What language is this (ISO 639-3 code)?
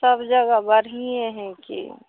mai